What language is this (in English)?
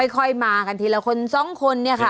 Thai